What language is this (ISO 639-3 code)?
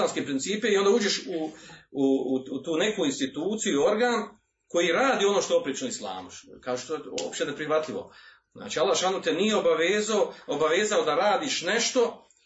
hrv